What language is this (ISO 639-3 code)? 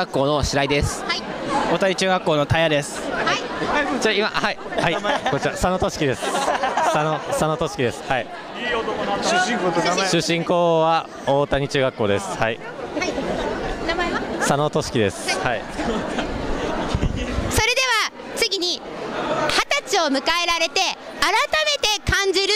jpn